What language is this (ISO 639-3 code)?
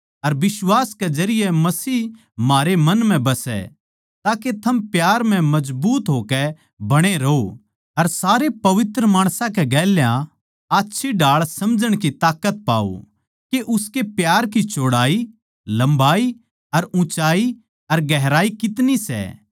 bgc